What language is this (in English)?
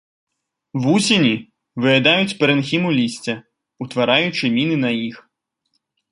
Belarusian